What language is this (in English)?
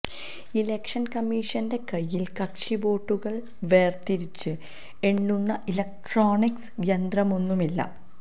Malayalam